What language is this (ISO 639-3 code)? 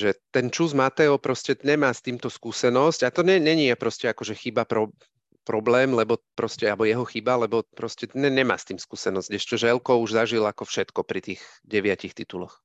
slk